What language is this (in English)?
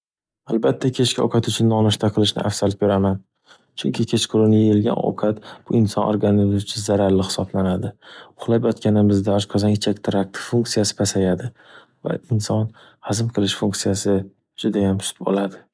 Uzbek